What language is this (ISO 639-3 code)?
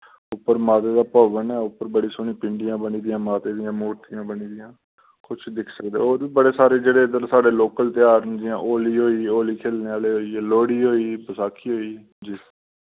doi